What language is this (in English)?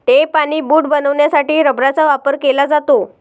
Marathi